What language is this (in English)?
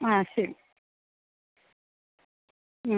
Malayalam